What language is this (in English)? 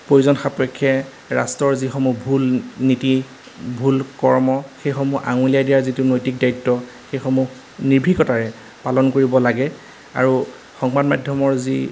Assamese